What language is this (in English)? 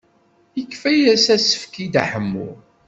Kabyle